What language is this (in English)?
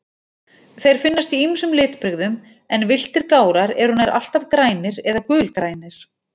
Icelandic